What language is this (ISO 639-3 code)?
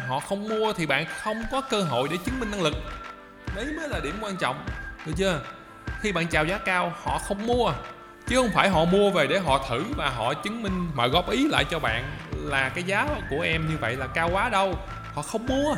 vie